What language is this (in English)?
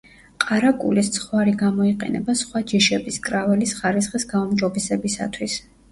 Georgian